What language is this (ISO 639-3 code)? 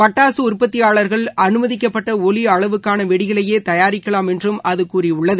tam